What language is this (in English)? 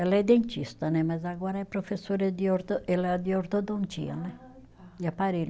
Portuguese